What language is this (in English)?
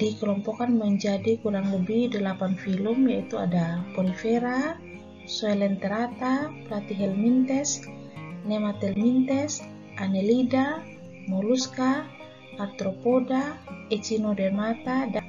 Indonesian